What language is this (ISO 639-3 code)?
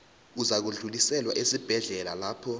nbl